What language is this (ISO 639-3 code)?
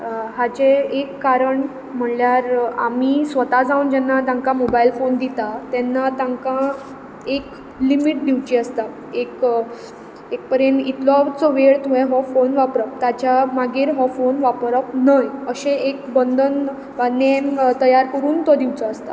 kok